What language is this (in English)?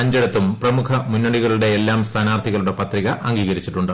Malayalam